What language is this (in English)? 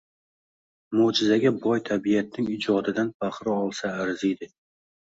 Uzbek